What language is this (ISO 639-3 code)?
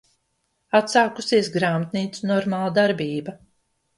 lav